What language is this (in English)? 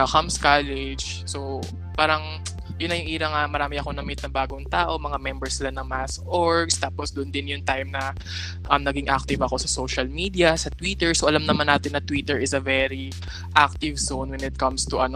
Filipino